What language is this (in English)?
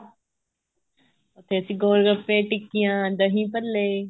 Punjabi